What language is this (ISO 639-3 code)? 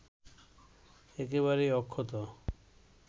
ben